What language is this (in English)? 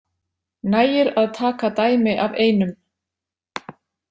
Icelandic